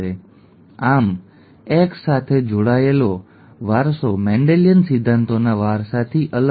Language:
Gujarati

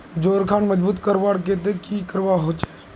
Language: Magahi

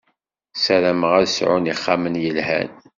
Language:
Kabyle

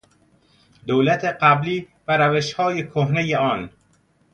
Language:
Persian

